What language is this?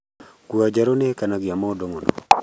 Kikuyu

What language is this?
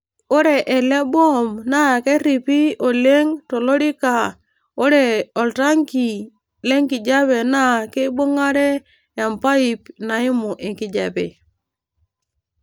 Masai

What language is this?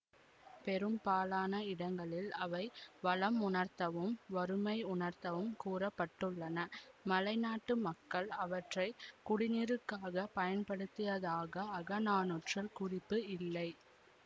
Tamil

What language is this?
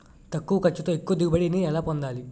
Telugu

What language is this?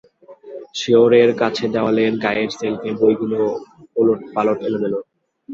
Bangla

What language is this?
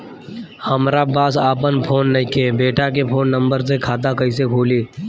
Bhojpuri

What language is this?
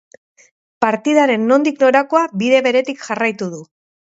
Basque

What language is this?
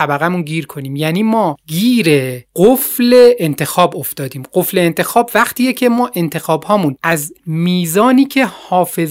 Persian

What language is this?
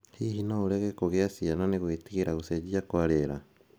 Kikuyu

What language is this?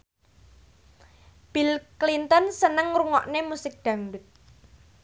Javanese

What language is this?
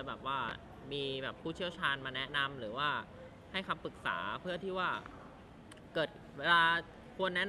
Thai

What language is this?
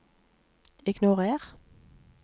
Norwegian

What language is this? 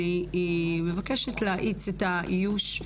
Hebrew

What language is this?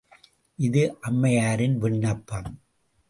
Tamil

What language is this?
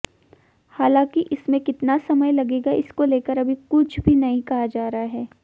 Hindi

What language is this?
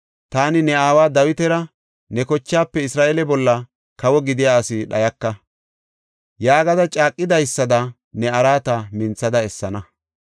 Gofa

